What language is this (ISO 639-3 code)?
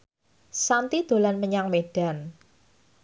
jav